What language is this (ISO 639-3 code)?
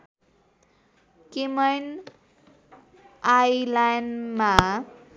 nep